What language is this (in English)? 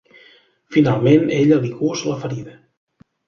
Catalan